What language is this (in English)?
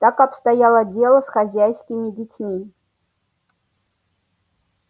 Russian